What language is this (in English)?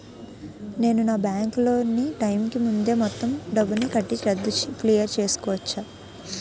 Telugu